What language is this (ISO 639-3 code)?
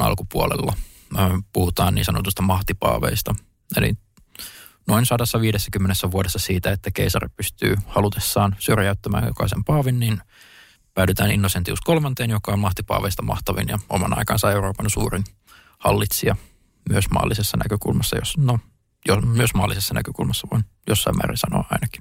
fin